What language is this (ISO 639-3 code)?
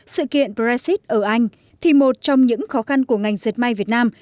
vie